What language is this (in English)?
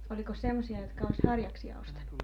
Finnish